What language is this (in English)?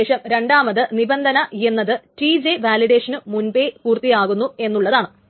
Malayalam